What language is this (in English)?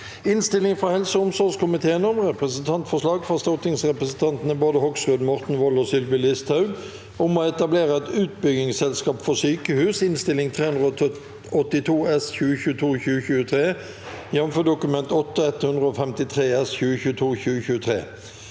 Norwegian